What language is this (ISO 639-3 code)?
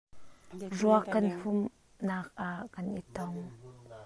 cnh